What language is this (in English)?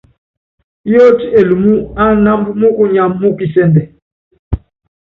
Yangben